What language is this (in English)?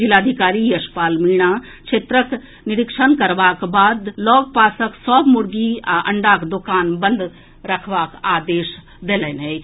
Maithili